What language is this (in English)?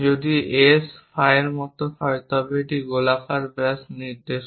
Bangla